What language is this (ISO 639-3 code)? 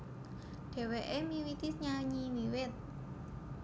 jav